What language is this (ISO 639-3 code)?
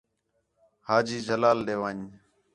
xhe